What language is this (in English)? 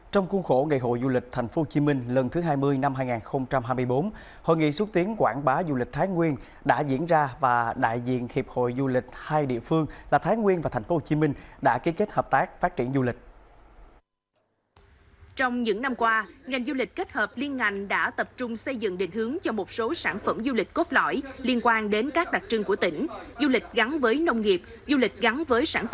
Vietnamese